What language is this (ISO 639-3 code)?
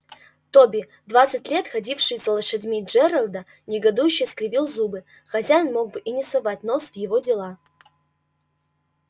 rus